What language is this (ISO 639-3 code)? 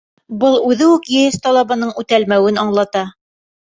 bak